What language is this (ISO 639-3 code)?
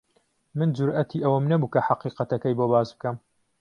ckb